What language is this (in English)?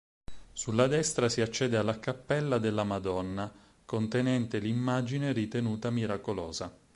Italian